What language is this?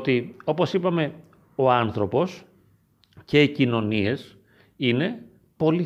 Greek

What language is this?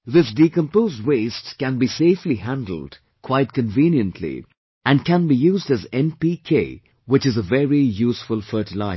English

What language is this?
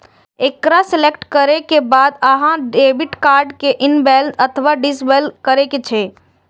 Maithili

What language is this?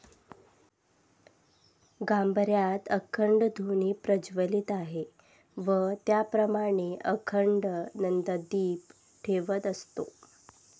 Marathi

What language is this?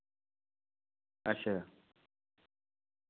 Dogri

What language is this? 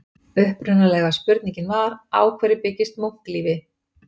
Icelandic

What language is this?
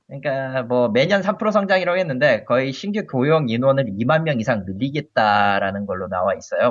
Korean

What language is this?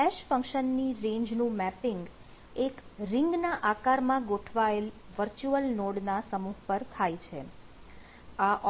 Gujarati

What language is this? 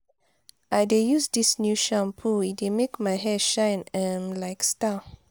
Nigerian Pidgin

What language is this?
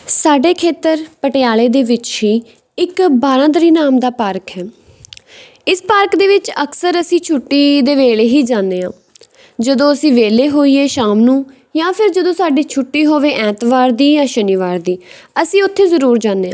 Punjabi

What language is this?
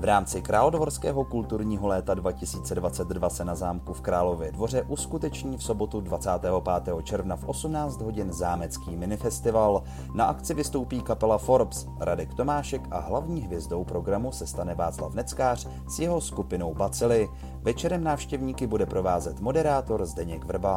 Czech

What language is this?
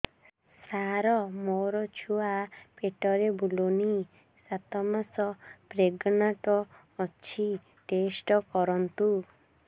Odia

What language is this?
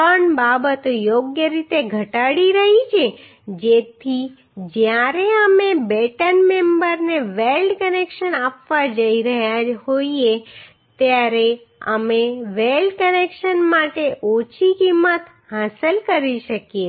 Gujarati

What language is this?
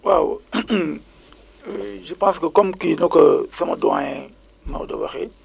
Wolof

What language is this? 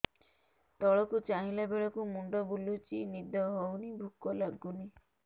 Odia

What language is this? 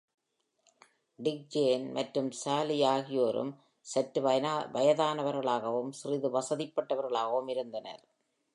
Tamil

